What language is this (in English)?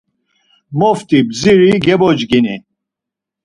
Laz